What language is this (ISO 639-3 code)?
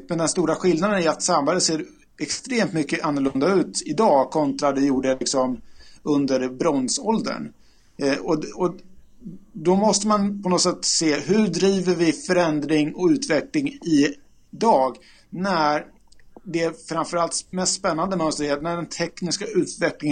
swe